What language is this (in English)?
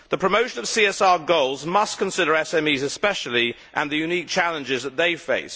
English